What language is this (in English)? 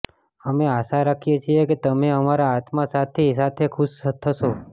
Gujarati